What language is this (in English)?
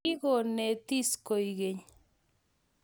Kalenjin